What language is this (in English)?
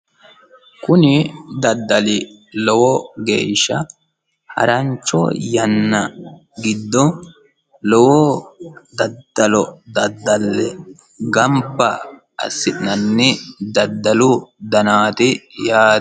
Sidamo